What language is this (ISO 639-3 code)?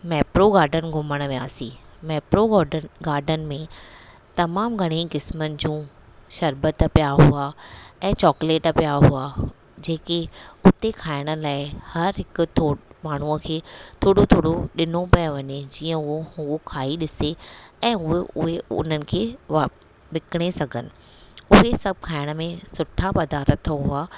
snd